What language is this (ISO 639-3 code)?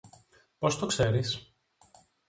ell